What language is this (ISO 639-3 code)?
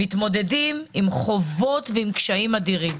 heb